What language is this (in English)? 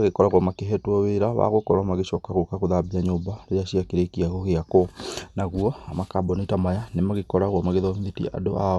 Kikuyu